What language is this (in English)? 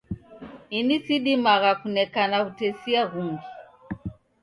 Taita